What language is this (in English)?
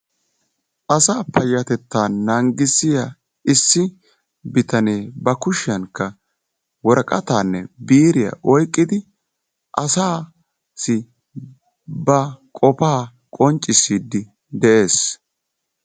Wolaytta